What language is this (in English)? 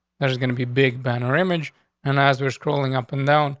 English